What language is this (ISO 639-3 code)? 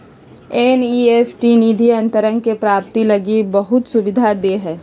mag